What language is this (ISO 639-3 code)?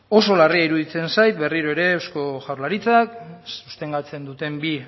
eus